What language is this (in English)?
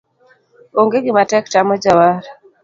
Luo (Kenya and Tanzania)